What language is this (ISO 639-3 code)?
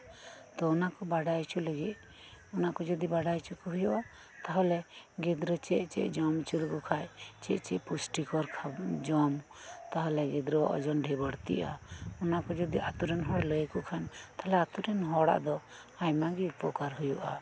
sat